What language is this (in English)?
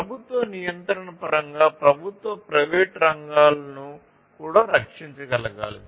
Telugu